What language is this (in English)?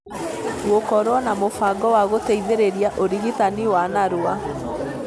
Kikuyu